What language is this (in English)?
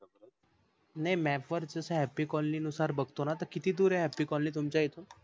Marathi